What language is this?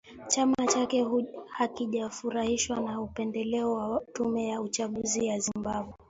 Swahili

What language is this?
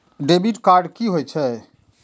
Maithili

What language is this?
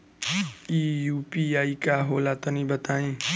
Bhojpuri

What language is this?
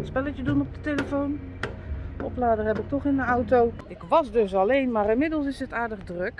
Dutch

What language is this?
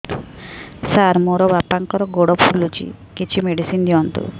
Odia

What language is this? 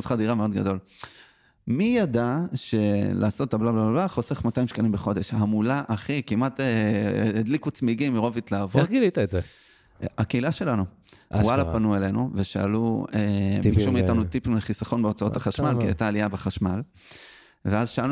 Hebrew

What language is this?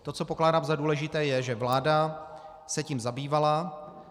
Czech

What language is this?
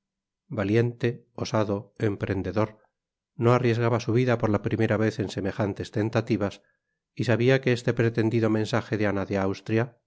Spanish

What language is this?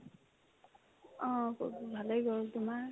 Assamese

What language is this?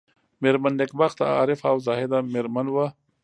Pashto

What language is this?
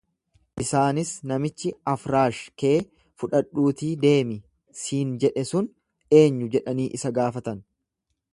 Oromo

